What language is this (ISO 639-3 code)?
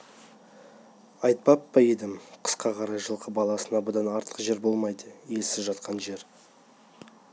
kaz